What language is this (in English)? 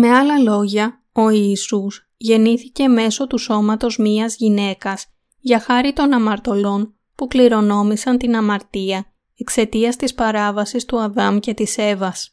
Greek